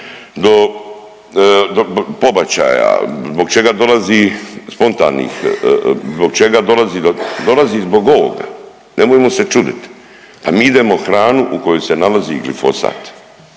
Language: Croatian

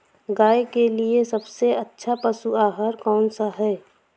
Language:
Hindi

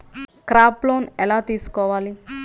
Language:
Telugu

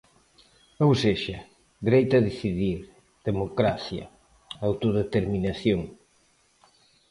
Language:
Galician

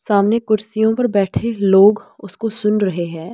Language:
Hindi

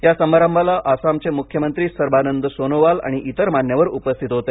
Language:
Marathi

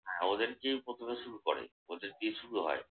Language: Bangla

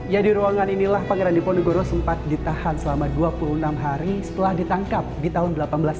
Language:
Indonesian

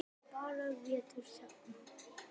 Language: Icelandic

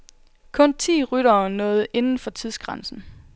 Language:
Danish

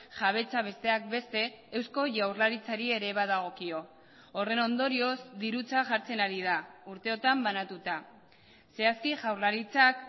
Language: Basque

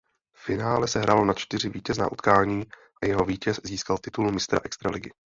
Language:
Czech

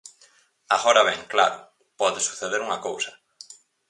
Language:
Galician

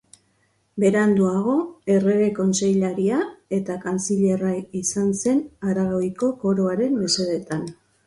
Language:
Basque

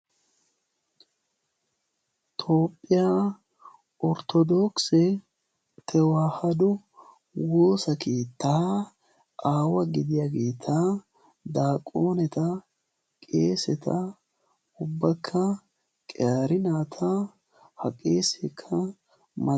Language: Wolaytta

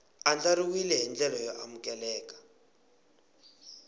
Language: Tsonga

